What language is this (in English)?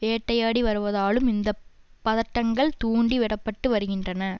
Tamil